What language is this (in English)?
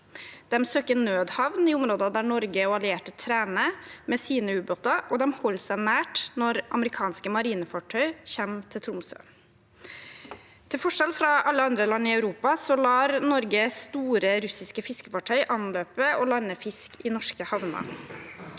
Norwegian